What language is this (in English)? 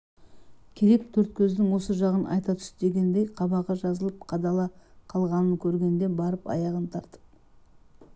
Kazakh